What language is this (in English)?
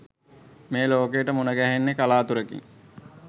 Sinhala